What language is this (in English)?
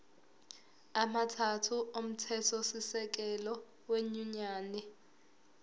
Zulu